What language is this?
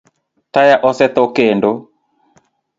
Luo (Kenya and Tanzania)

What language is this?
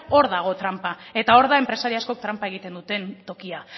Basque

